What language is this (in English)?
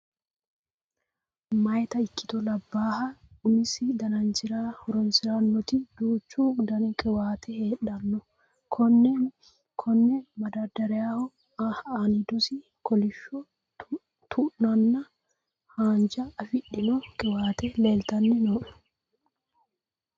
Sidamo